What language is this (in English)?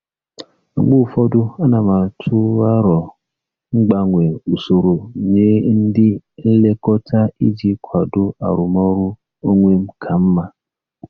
Igbo